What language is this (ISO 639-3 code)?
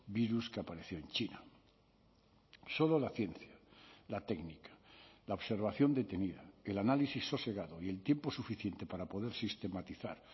spa